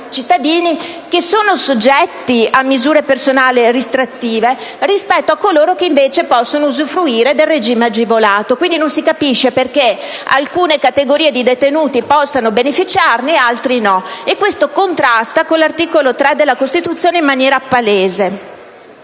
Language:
Italian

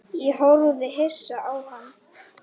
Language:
Icelandic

